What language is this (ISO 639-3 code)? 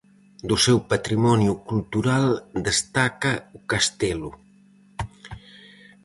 glg